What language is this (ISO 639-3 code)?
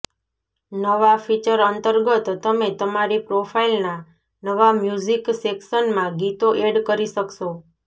guj